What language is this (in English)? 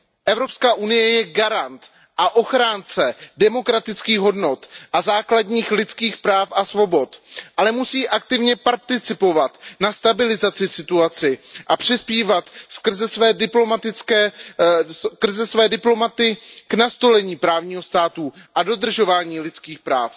Czech